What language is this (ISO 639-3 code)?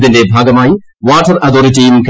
mal